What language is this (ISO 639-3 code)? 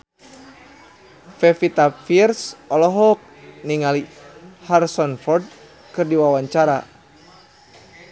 sun